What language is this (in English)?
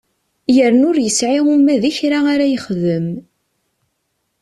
Kabyle